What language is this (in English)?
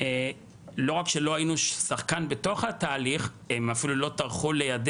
Hebrew